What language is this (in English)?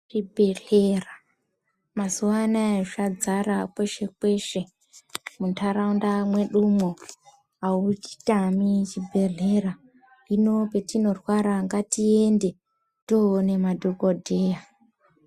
Ndau